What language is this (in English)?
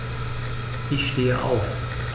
German